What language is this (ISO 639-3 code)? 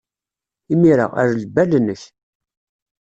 kab